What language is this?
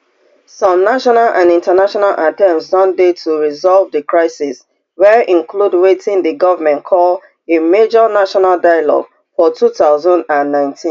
Nigerian Pidgin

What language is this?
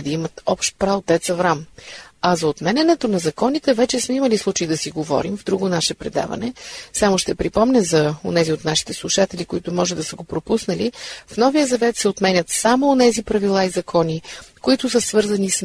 Bulgarian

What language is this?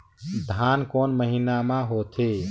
Chhattisgarhi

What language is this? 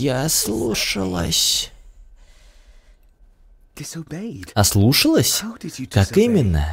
Russian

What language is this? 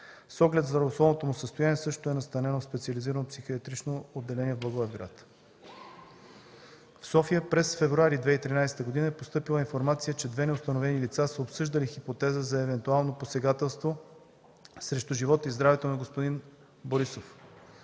Bulgarian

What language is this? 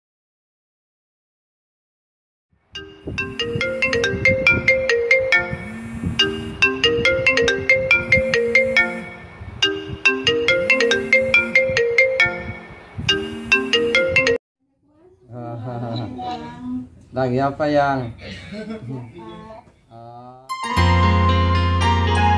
Arabic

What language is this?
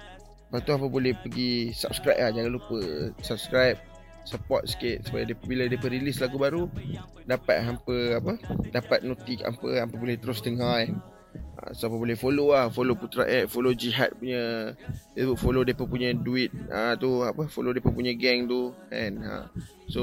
Malay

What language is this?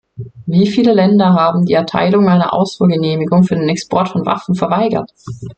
German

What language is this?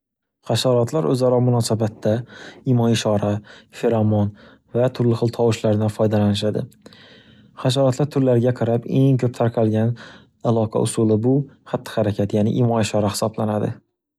Uzbek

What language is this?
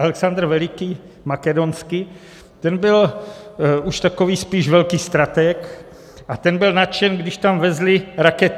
Czech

